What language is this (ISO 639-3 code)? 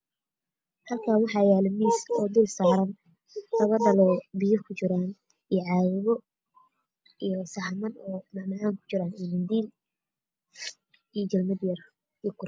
som